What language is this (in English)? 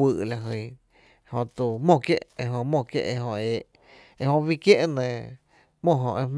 Tepinapa Chinantec